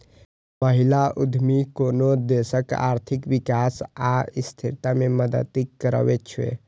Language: Maithili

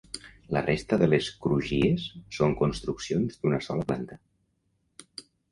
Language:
Catalan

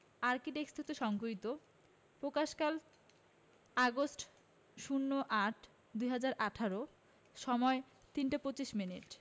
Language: Bangla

